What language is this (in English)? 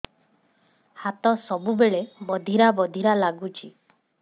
Odia